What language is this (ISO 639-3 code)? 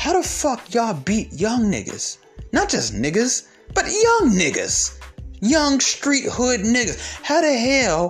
eng